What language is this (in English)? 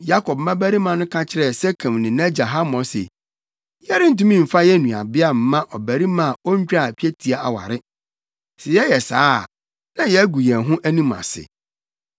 Akan